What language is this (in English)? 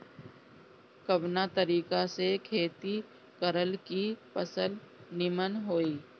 Bhojpuri